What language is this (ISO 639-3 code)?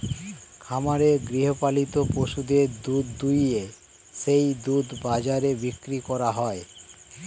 ben